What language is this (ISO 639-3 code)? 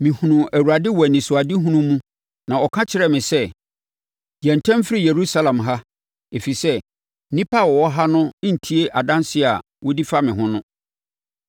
aka